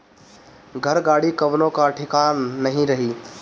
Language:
Bhojpuri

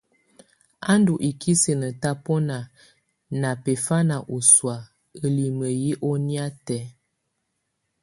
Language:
Tunen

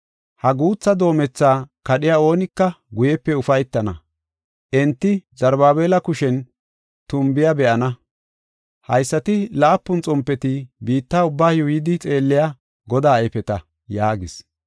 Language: Gofa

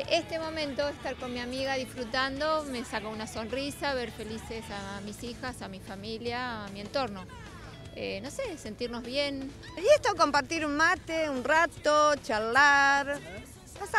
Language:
Spanish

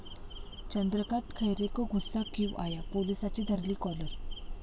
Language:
Marathi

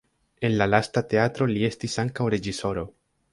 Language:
Esperanto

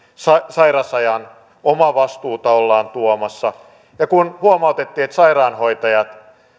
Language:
Finnish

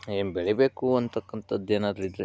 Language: Kannada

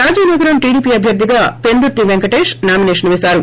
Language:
Telugu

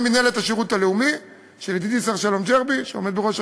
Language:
Hebrew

